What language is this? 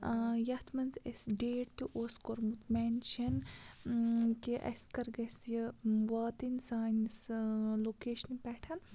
Kashmiri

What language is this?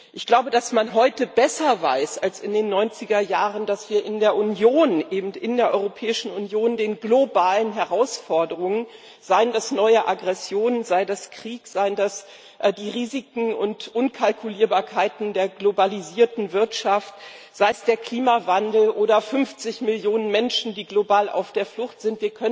German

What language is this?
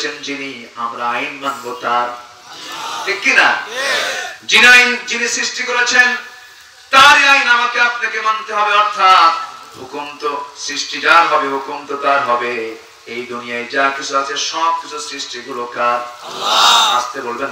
Hindi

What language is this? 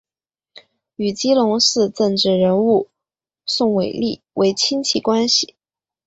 Chinese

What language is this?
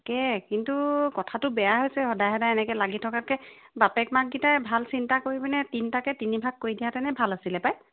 Assamese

